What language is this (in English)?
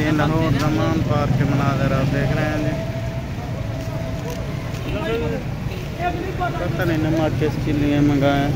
Hindi